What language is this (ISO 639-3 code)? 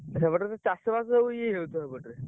ori